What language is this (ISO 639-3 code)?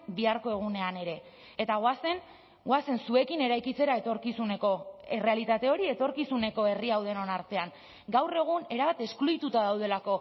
eus